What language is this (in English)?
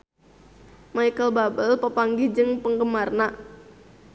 Sundanese